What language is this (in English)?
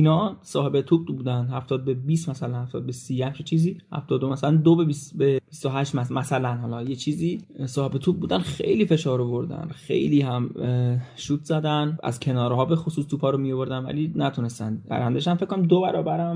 Persian